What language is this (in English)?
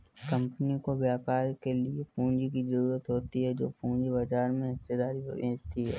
Hindi